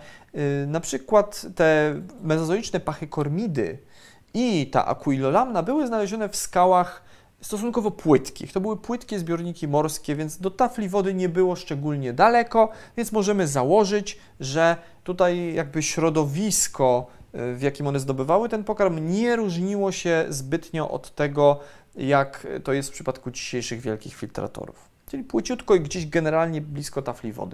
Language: Polish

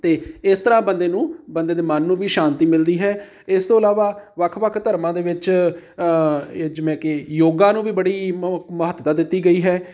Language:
Punjabi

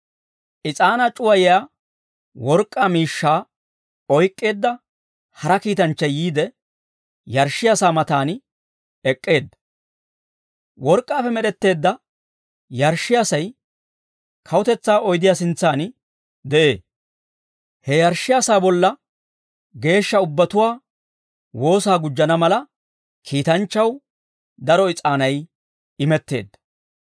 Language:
Dawro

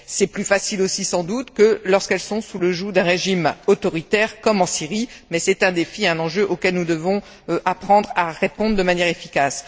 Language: French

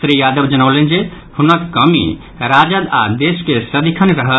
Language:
Maithili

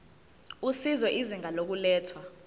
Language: Zulu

